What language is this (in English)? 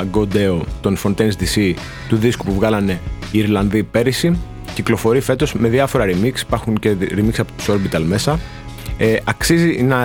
Greek